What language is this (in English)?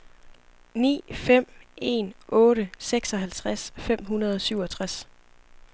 Danish